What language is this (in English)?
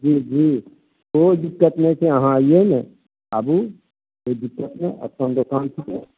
Maithili